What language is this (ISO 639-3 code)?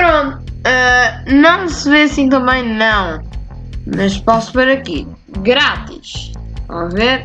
por